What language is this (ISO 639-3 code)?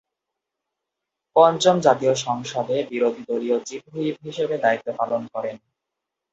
ben